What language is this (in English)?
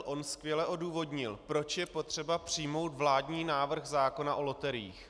Czech